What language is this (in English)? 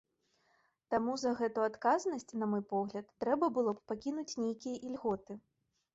Belarusian